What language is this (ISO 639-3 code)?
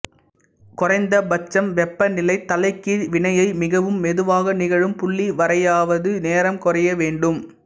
tam